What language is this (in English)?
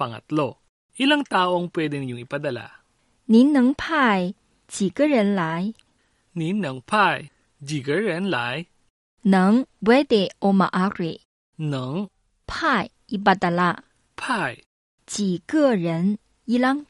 Filipino